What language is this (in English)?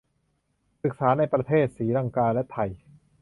Thai